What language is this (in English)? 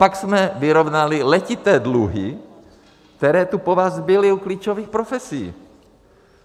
Czech